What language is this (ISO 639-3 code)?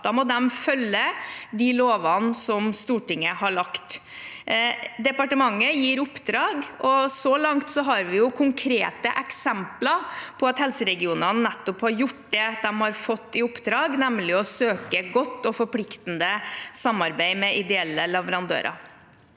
nor